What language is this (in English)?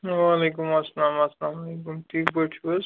Kashmiri